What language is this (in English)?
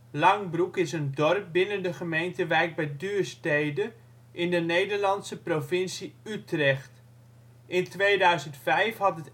Dutch